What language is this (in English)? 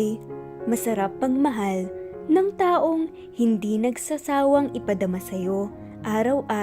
Filipino